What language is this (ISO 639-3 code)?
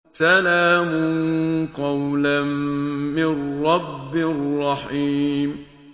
ara